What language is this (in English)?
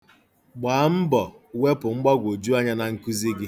Igbo